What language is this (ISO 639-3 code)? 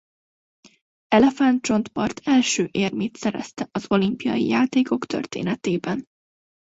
hun